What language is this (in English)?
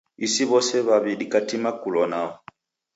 Taita